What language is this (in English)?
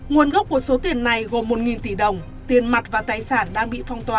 Vietnamese